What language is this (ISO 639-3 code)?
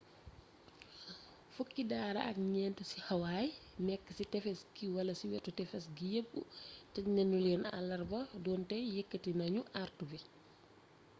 wol